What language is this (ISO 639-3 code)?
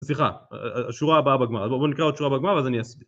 heb